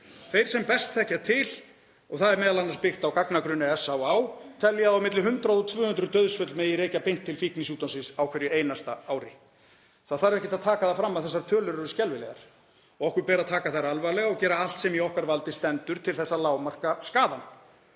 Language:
Icelandic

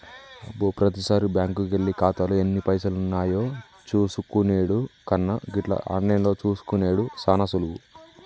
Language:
Telugu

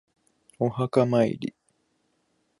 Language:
Japanese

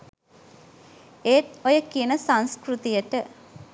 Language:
Sinhala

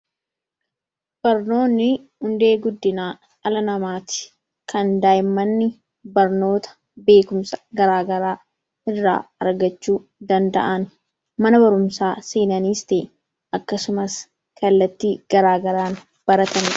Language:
Oromo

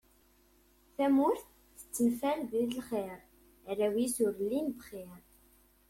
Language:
Kabyle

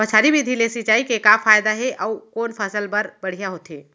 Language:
Chhattisgarhi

